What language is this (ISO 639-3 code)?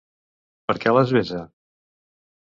cat